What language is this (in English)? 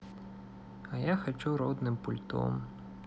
Russian